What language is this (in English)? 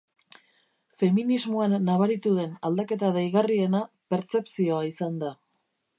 Basque